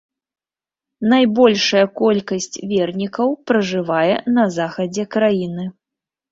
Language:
Belarusian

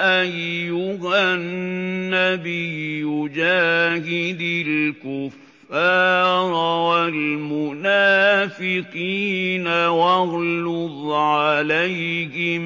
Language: Arabic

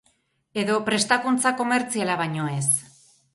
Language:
Basque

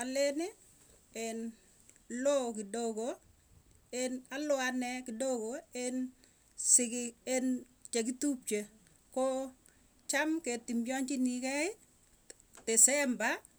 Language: Tugen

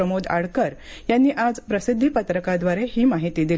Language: Marathi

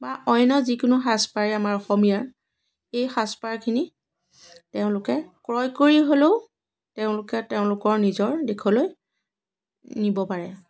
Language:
Assamese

